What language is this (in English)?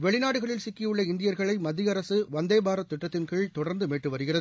Tamil